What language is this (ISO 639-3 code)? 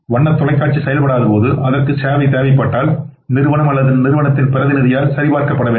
tam